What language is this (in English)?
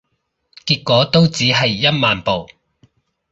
Cantonese